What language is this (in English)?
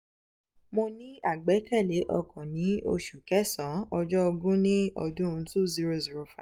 Yoruba